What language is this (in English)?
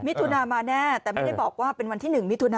Thai